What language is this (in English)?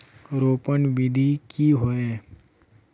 Magahi